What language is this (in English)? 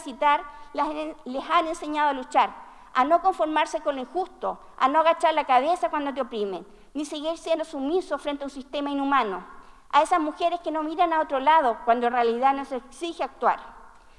Spanish